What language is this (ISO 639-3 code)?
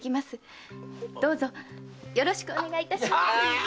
jpn